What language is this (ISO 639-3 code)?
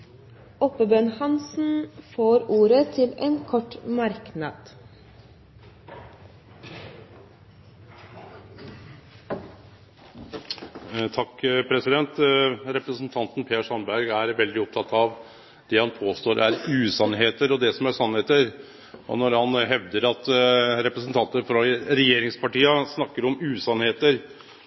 nor